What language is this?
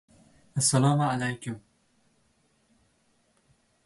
Uzbek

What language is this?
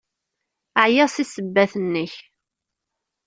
Kabyle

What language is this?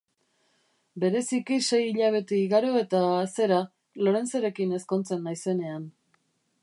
Basque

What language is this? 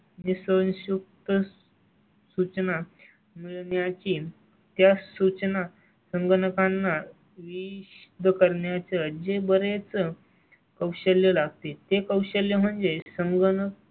Marathi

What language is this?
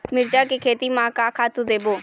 Chhattisgarhi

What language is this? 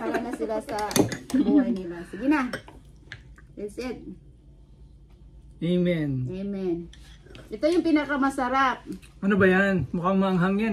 Filipino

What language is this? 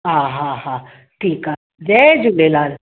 Sindhi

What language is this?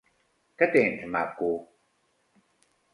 Catalan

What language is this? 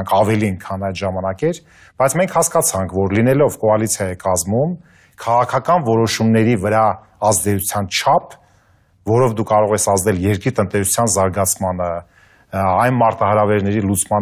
Romanian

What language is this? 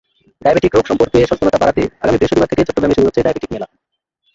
Bangla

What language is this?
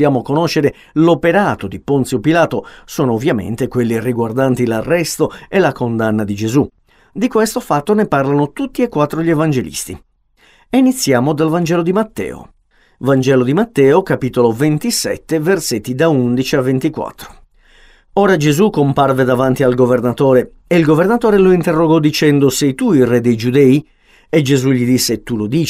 Italian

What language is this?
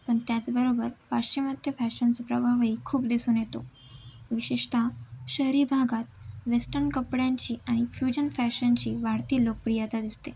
Marathi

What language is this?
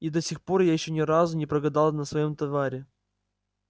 Russian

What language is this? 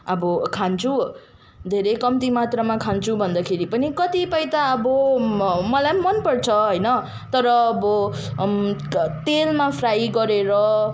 Nepali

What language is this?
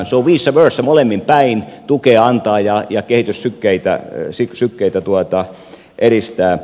Finnish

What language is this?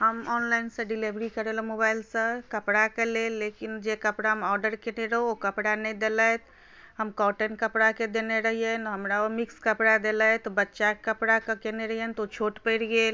Maithili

